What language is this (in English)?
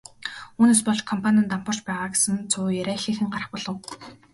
Mongolian